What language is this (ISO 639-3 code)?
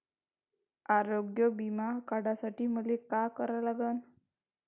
mar